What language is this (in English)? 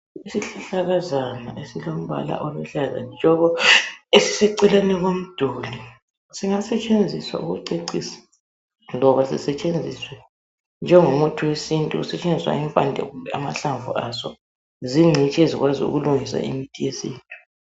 North Ndebele